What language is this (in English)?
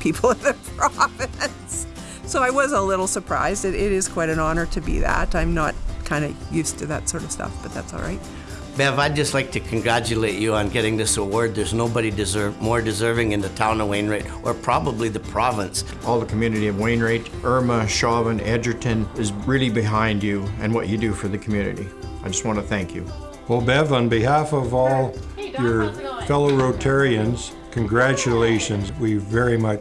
English